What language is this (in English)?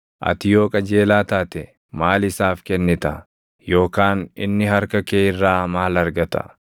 Oromo